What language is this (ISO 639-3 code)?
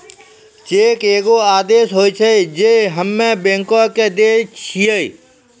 mai